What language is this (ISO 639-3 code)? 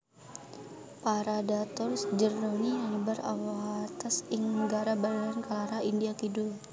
jav